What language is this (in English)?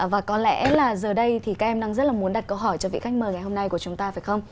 Vietnamese